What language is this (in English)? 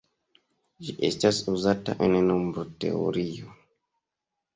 Esperanto